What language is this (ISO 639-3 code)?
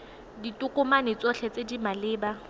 tsn